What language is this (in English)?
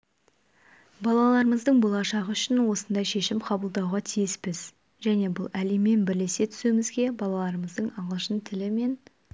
Kazakh